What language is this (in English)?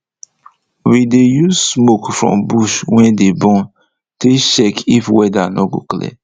Nigerian Pidgin